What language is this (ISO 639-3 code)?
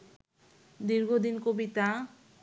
ben